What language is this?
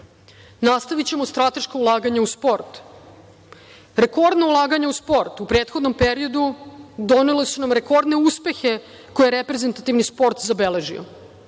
Serbian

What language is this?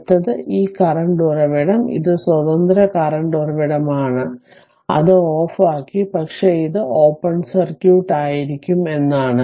Malayalam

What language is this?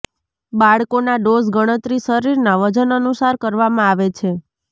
Gujarati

